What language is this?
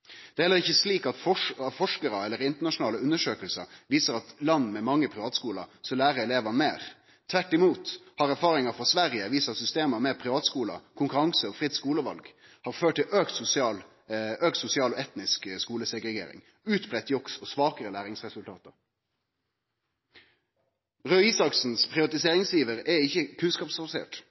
Norwegian Nynorsk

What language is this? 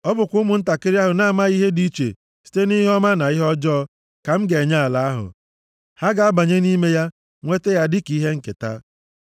Igbo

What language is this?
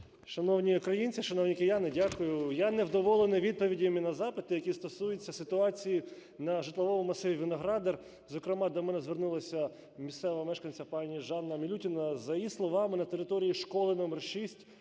Ukrainian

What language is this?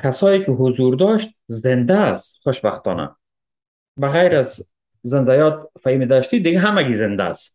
Persian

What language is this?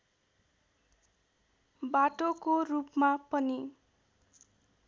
Nepali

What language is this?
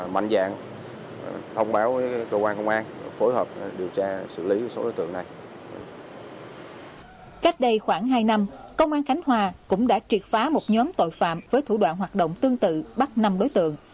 Vietnamese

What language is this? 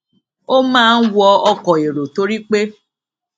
Yoruba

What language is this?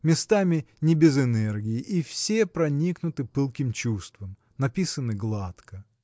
Russian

